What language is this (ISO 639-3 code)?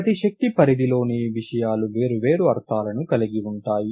tel